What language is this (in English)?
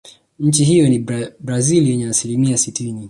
Swahili